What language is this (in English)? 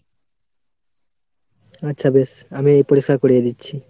Bangla